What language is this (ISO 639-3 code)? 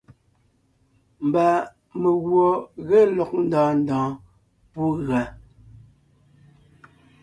nnh